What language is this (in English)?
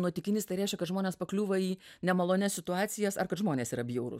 Lithuanian